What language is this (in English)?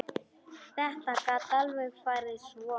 Icelandic